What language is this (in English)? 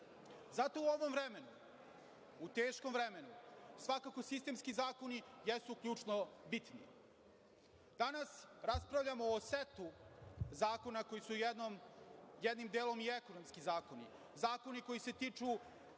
Serbian